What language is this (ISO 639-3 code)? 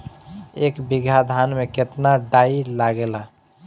bho